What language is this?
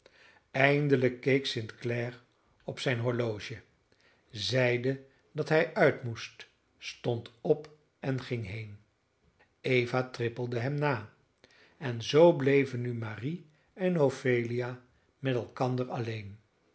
Dutch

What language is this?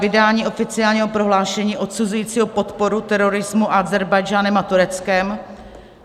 Czech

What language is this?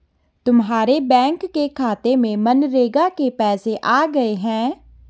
Hindi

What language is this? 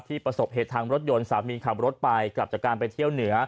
Thai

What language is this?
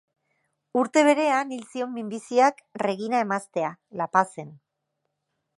Basque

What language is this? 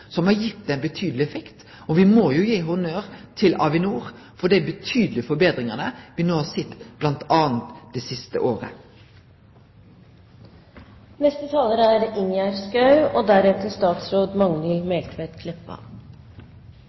Norwegian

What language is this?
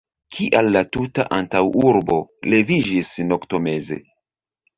Esperanto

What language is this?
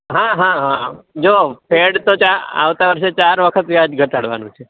Gujarati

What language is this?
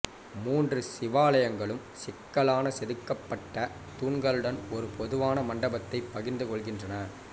Tamil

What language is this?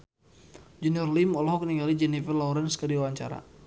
Sundanese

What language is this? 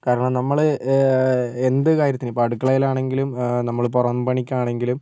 Malayalam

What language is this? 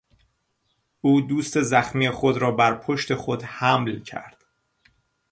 Persian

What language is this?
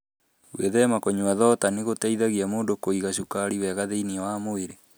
Kikuyu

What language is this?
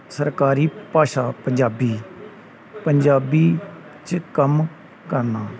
Punjabi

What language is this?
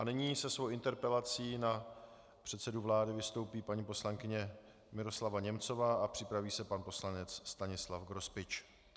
Czech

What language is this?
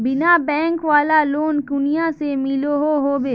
Magahi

